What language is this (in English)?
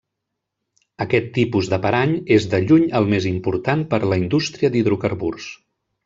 Catalan